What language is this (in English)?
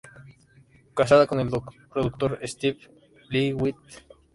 Spanish